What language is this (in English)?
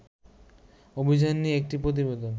Bangla